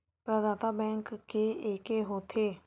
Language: Chhattisgarhi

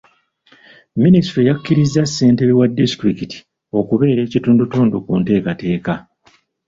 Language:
Ganda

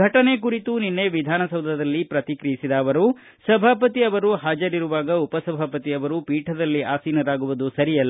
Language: Kannada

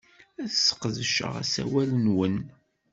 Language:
Kabyle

